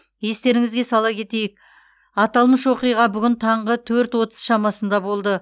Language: Kazakh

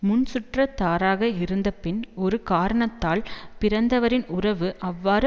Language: Tamil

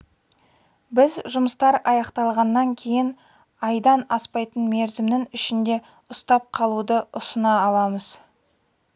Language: Kazakh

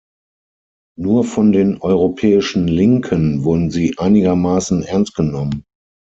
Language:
German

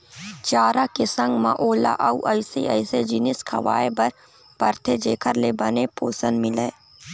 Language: Chhattisgarhi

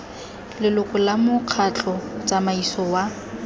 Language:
Tswana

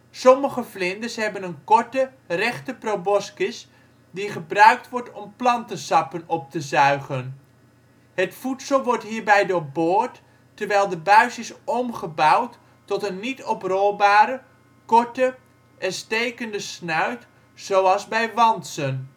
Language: Dutch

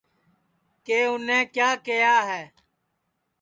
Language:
Sansi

